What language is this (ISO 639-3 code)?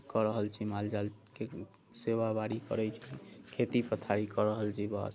mai